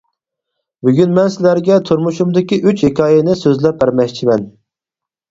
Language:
Uyghur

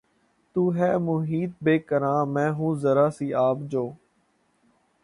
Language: Urdu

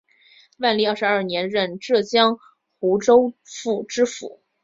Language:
Chinese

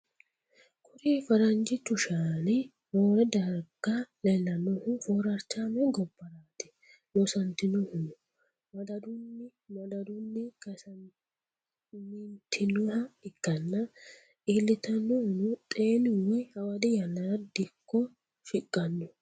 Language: Sidamo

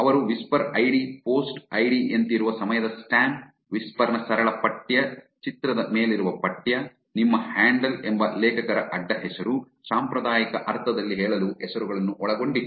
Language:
Kannada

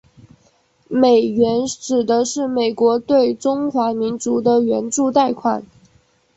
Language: Chinese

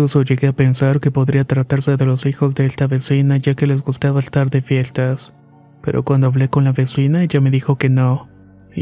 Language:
Spanish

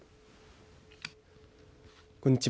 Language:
Japanese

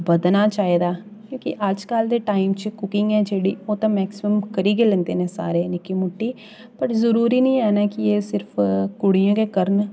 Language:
Dogri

